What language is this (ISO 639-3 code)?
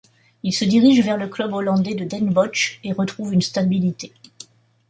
fra